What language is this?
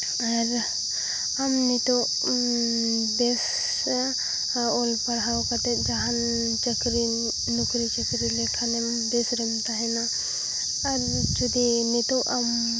Santali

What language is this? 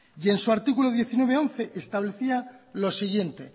Spanish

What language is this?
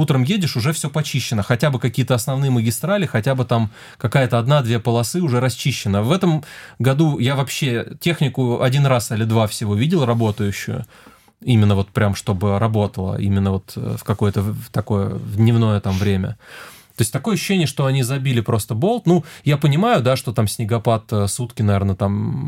Russian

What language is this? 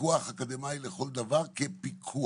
Hebrew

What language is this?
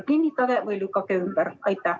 Estonian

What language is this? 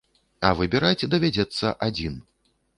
Belarusian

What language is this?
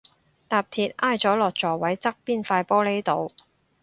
Cantonese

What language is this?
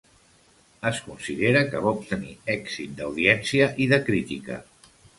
Catalan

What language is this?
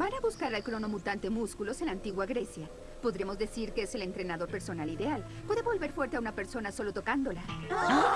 Spanish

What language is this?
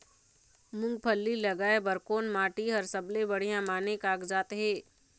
Chhattisgarhi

